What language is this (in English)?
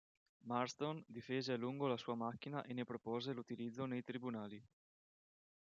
Italian